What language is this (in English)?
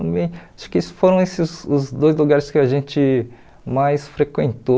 Portuguese